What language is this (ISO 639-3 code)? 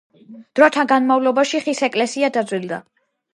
kat